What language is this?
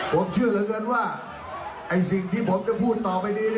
Thai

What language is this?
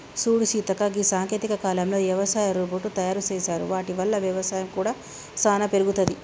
Telugu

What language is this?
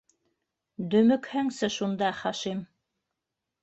Bashkir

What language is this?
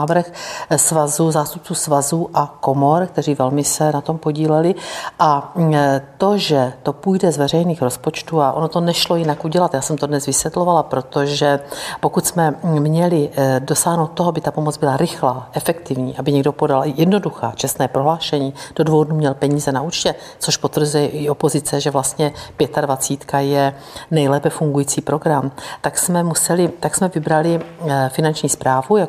Czech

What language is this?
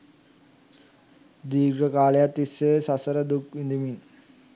Sinhala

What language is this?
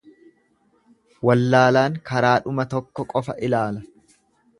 Oromo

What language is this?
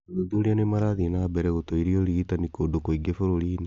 Kikuyu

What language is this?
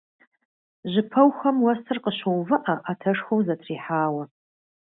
Kabardian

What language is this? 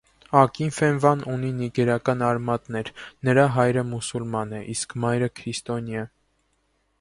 Armenian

